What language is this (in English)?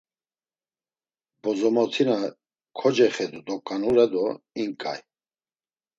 Laz